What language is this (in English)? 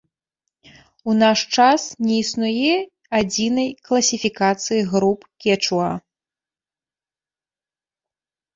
Belarusian